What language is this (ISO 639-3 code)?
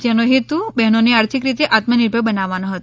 guj